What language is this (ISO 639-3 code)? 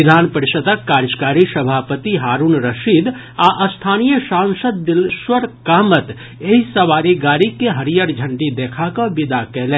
mai